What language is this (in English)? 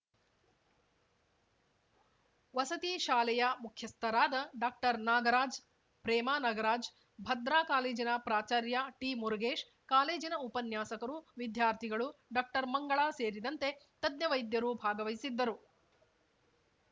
Kannada